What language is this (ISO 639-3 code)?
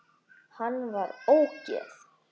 isl